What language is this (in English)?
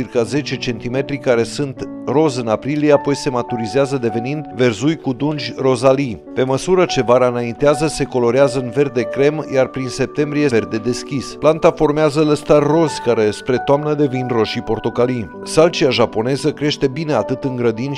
Romanian